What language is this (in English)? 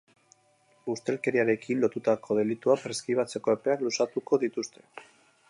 Basque